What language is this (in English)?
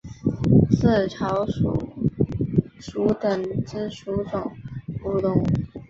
Chinese